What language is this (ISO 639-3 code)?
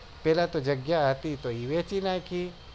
guj